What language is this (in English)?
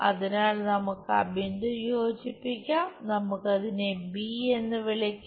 Malayalam